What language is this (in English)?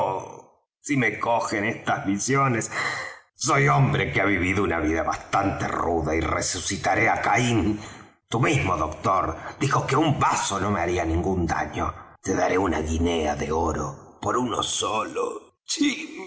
Spanish